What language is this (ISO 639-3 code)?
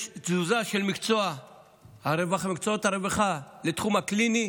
heb